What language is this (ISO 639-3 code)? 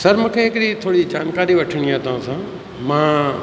snd